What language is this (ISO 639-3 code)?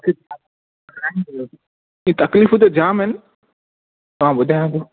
snd